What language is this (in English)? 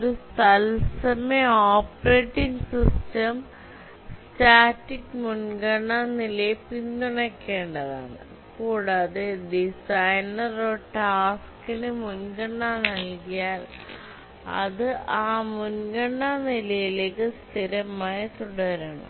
Malayalam